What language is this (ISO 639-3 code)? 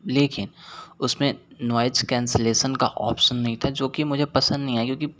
hin